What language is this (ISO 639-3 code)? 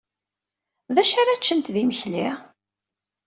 kab